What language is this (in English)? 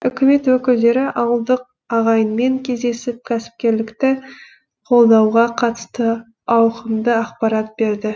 Kazakh